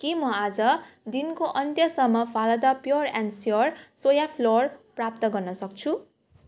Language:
Nepali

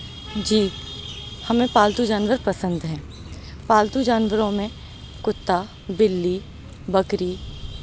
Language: Urdu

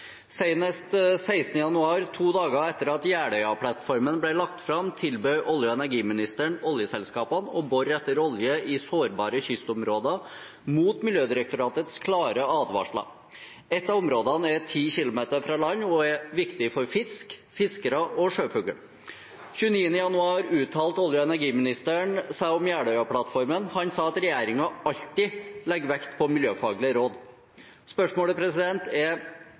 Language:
Norwegian Bokmål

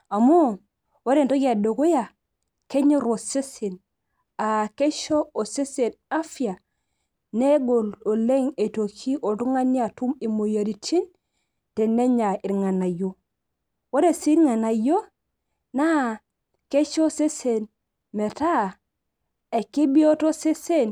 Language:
Masai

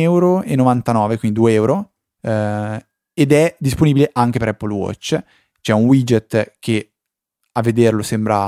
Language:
Italian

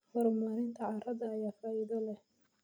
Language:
Somali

